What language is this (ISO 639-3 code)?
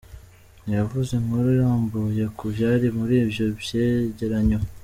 kin